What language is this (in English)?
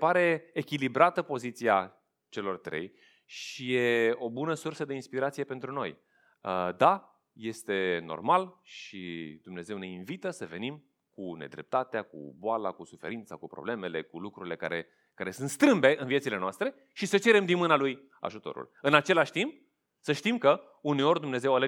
Romanian